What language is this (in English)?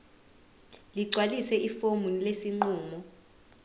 Zulu